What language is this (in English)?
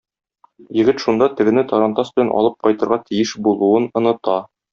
Tatar